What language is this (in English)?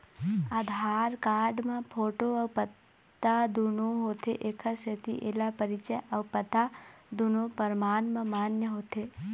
Chhattisgarhi